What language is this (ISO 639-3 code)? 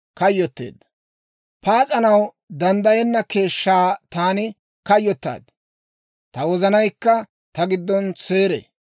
dwr